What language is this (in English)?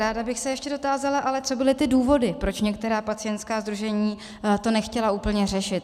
Czech